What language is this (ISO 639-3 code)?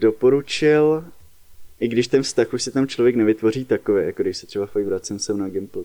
ces